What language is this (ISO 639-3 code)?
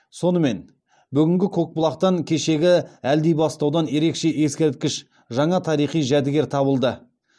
kaz